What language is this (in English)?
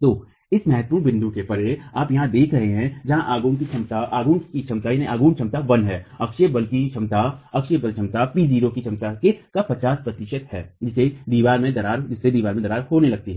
Hindi